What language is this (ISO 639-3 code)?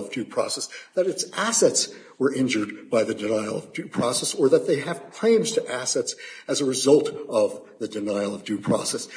eng